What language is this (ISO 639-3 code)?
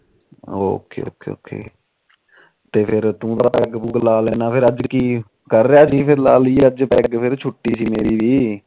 pan